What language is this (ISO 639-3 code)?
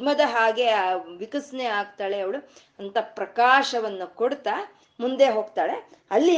kan